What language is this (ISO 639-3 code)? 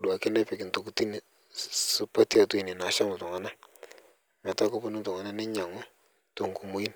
mas